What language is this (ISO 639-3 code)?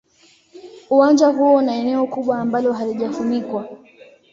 swa